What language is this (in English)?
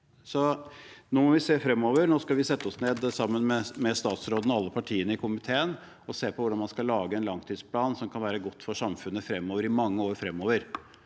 Norwegian